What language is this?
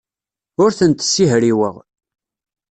Kabyle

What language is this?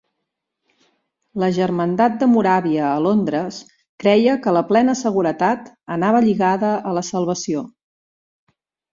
Catalan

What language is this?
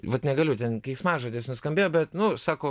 Lithuanian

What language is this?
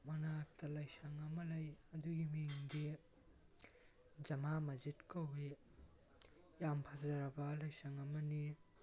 Manipuri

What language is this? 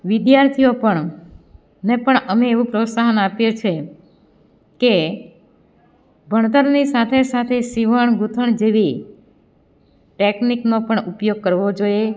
Gujarati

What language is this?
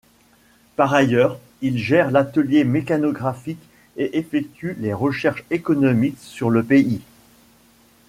French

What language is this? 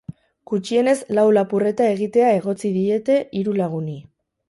Basque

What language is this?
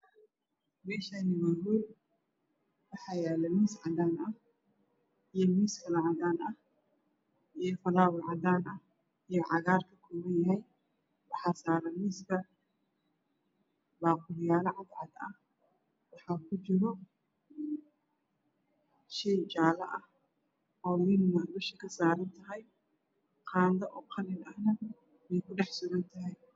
Somali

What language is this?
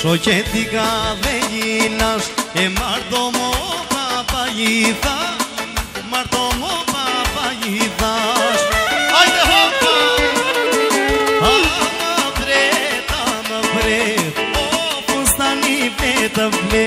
Romanian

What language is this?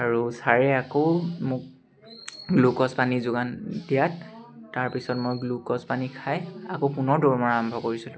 Assamese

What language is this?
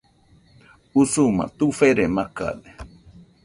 Nüpode Huitoto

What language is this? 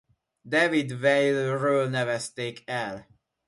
Hungarian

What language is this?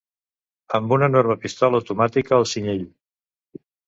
Catalan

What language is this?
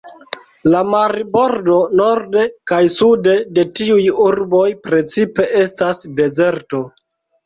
Esperanto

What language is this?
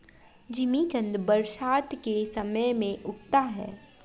Hindi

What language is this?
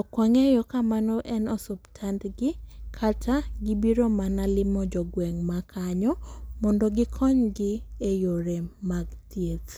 Luo (Kenya and Tanzania)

